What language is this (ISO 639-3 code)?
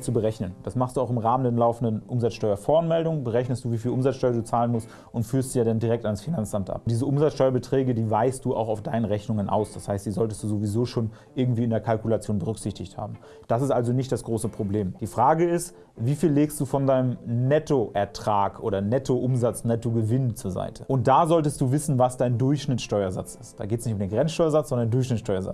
deu